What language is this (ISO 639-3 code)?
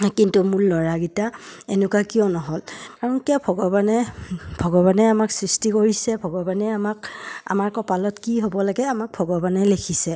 asm